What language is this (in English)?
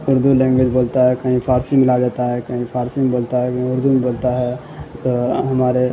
Urdu